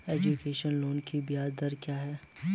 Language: Hindi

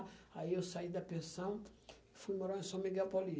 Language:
Portuguese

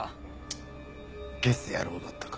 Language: Japanese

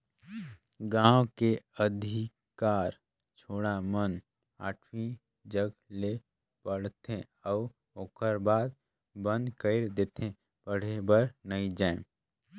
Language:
Chhattisgarhi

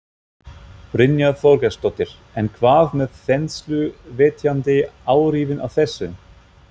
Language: Icelandic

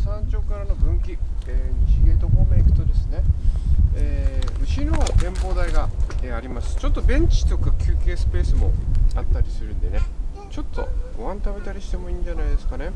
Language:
Japanese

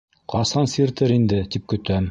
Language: Bashkir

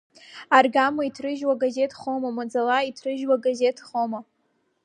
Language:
Abkhazian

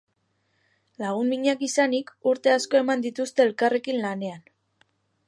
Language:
Basque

